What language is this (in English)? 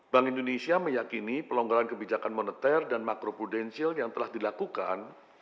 Indonesian